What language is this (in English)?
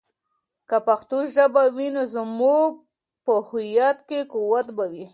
Pashto